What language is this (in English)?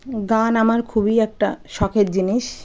Bangla